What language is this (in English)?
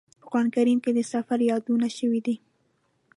Pashto